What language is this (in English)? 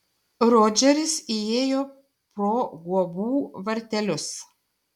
Lithuanian